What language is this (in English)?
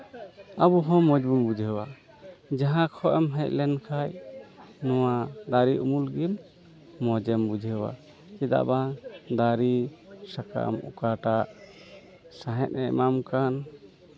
Santali